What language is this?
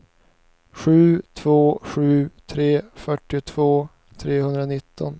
Swedish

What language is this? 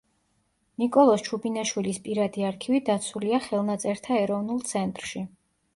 Georgian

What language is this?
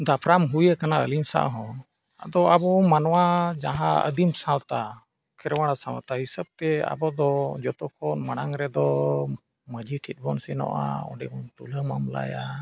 Santali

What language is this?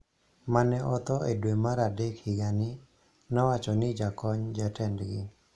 Luo (Kenya and Tanzania)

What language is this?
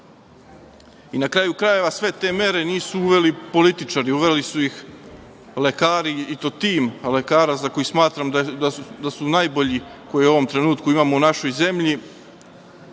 Serbian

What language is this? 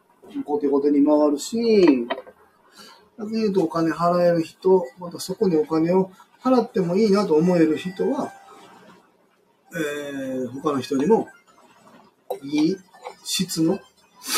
Japanese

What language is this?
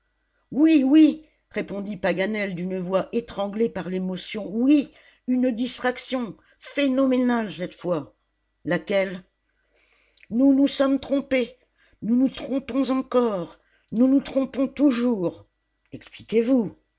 French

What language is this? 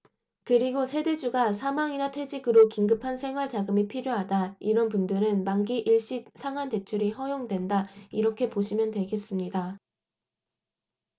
Korean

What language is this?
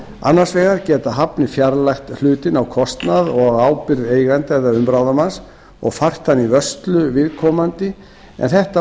Icelandic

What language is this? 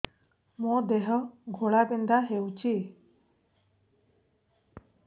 Odia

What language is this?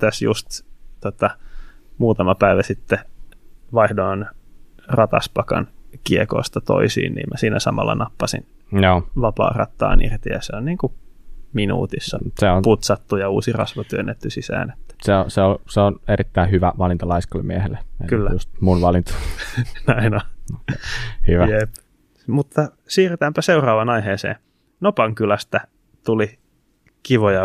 Finnish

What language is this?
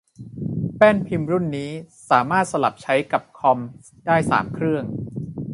Thai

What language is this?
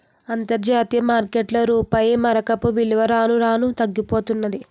Telugu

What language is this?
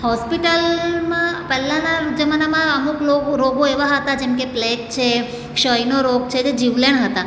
Gujarati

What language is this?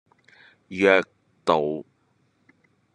Cantonese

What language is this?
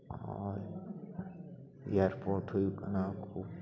Santali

